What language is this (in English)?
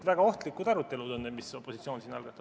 Estonian